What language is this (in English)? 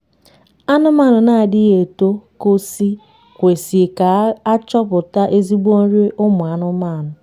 Igbo